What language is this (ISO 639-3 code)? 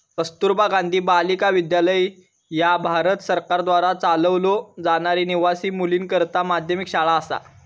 mar